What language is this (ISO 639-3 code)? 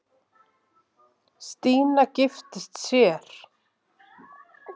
isl